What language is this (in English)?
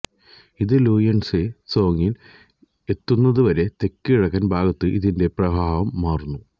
Malayalam